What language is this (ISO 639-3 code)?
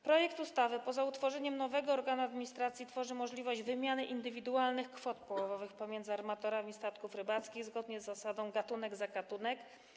pol